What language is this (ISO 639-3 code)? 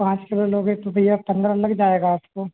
hin